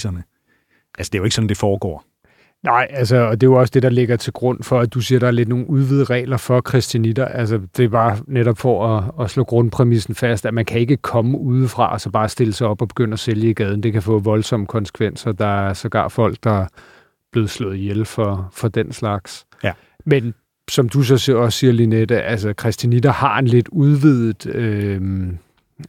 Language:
Danish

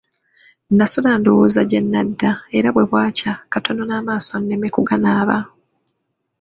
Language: Ganda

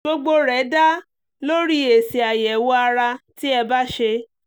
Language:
Yoruba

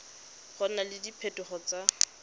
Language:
Tswana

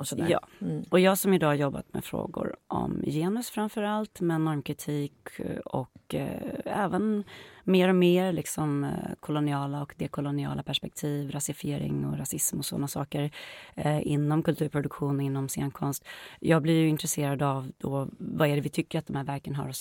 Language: Swedish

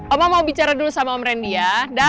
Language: Indonesian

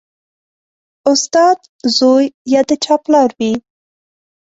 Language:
Pashto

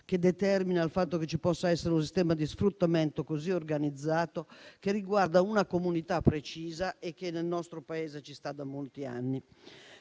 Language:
Italian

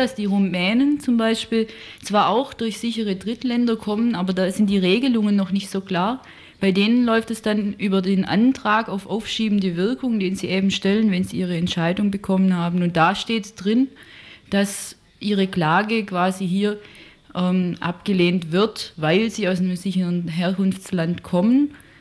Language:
German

